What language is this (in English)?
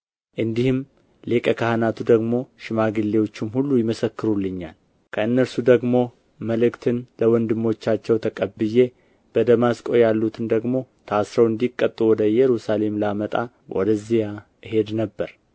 Amharic